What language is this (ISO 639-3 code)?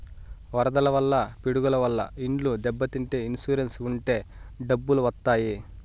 tel